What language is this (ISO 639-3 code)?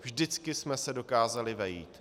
ces